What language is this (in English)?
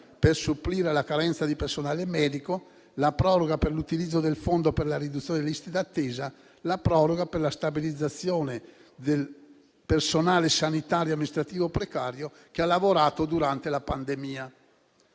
Italian